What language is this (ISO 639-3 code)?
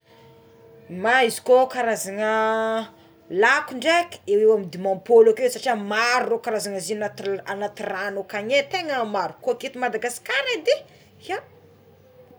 xmw